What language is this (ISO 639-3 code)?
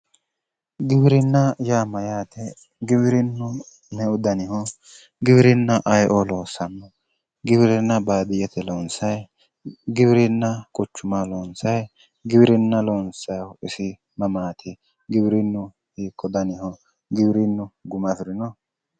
sid